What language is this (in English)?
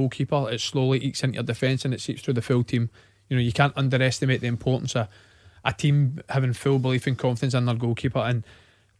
English